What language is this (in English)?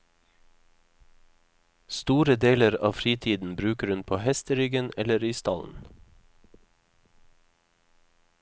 Norwegian